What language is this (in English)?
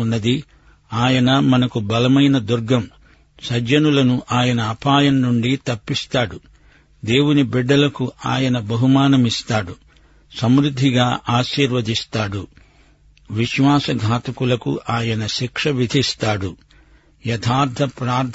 Telugu